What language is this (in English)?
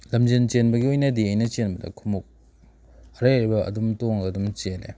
Manipuri